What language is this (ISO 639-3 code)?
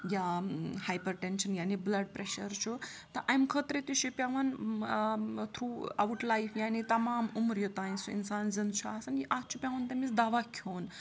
kas